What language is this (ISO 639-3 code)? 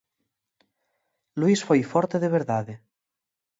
glg